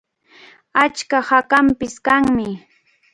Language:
Cajatambo North Lima Quechua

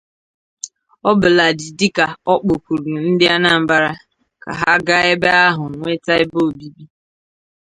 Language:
Igbo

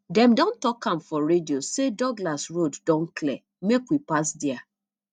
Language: Nigerian Pidgin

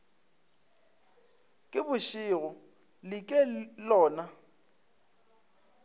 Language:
Northern Sotho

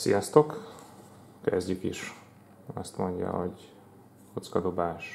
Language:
Hungarian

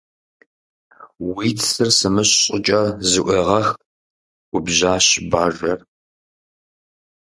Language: Kabardian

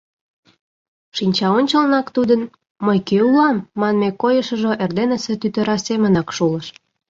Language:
Mari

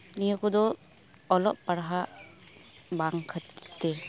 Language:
Santali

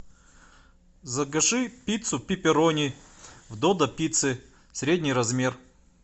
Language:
Russian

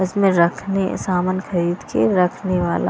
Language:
Hindi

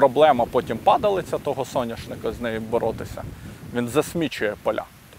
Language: Ukrainian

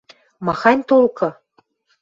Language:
Western Mari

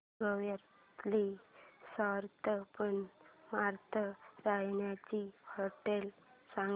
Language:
Marathi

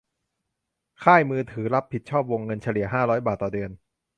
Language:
Thai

